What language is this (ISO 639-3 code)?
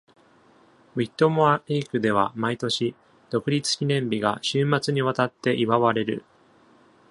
jpn